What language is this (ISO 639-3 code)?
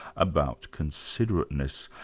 eng